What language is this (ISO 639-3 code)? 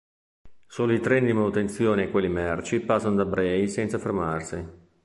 ita